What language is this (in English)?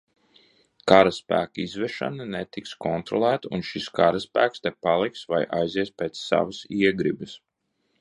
Latvian